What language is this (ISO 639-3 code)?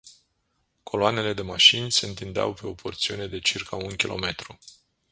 ron